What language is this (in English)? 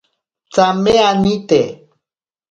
Ashéninka Perené